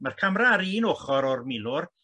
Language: Welsh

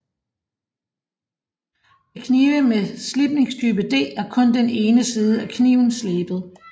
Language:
Danish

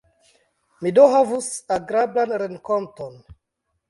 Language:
Esperanto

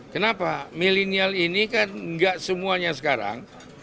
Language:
Indonesian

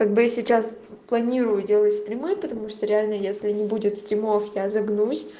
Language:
Russian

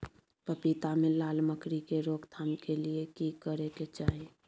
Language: Maithili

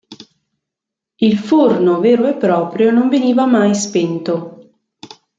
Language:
Italian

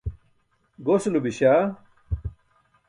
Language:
Burushaski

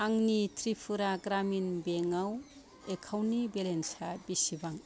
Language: Bodo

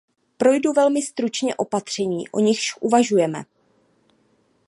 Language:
Czech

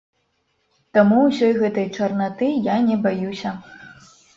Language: Belarusian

